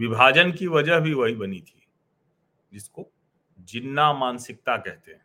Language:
Hindi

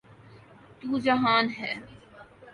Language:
Urdu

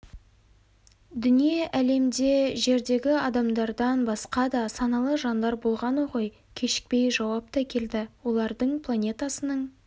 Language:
Kazakh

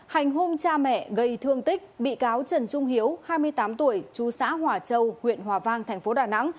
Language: Vietnamese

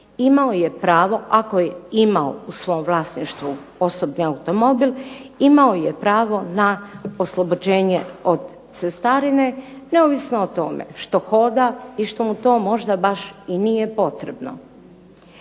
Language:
Croatian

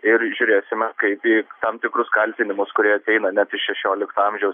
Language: Lithuanian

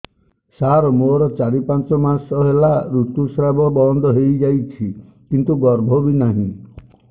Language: Odia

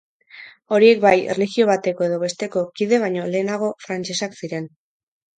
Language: Basque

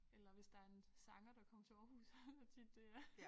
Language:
Danish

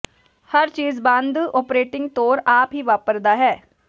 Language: Punjabi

